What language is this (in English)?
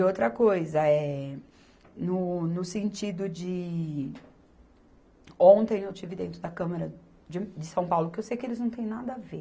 Portuguese